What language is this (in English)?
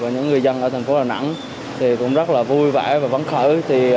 Vietnamese